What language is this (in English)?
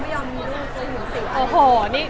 Thai